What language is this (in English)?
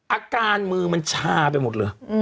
Thai